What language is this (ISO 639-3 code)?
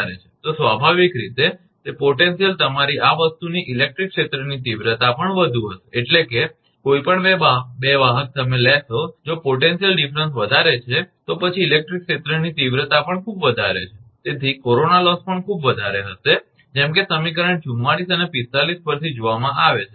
guj